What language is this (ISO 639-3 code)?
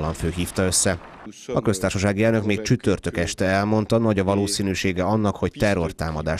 hun